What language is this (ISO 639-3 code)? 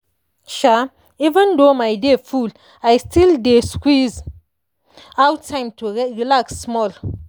pcm